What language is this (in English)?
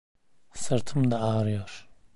Turkish